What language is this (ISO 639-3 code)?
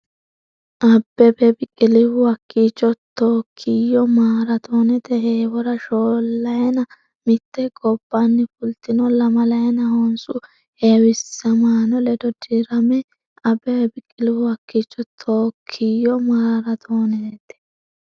sid